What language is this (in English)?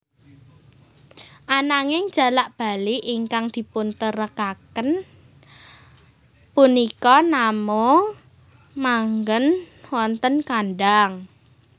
Javanese